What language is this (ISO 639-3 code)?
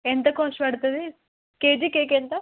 tel